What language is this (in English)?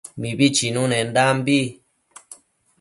Matsés